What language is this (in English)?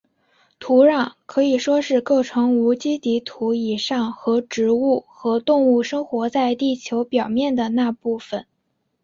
Chinese